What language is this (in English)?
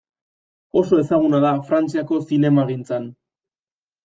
Basque